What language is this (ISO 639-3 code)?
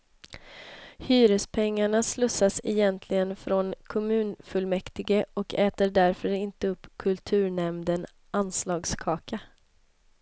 swe